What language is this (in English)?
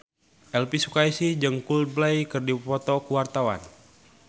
Sundanese